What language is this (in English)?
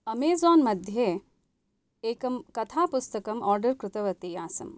Sanskrit